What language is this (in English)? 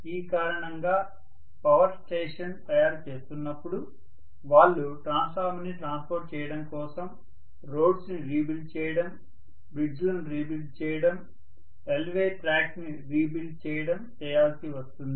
Telugu